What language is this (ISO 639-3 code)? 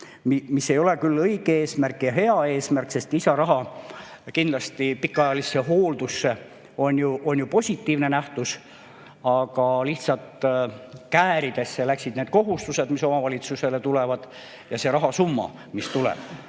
est